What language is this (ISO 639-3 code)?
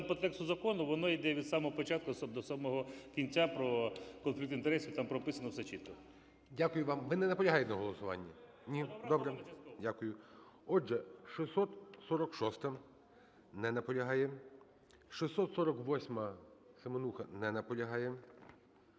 ukr